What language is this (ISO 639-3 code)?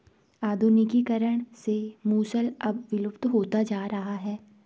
hin